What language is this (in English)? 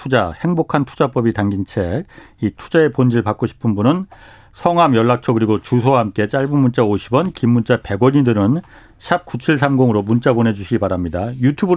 Korean